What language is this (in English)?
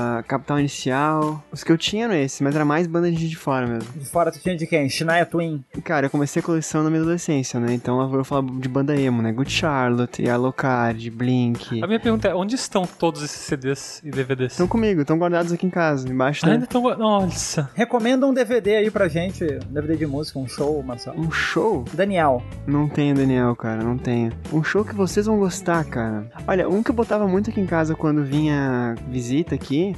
Portuguese